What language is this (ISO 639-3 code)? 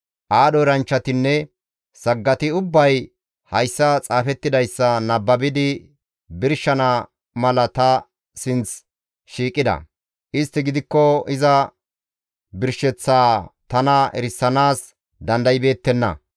gmv